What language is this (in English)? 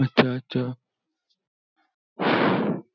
Marathi